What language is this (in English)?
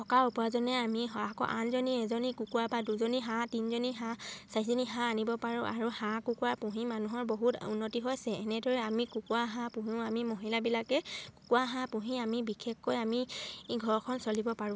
Assamese